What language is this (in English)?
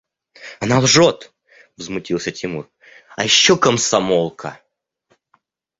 Russian